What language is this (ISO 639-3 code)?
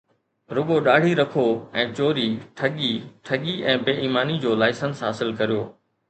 snd